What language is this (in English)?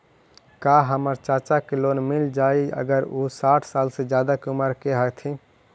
Magahi